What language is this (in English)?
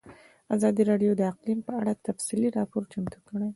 Pashto